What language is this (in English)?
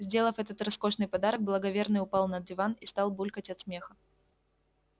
Russian